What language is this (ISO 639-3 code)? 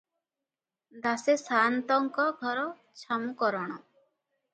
ori